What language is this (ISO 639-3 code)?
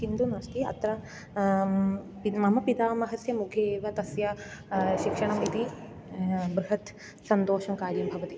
san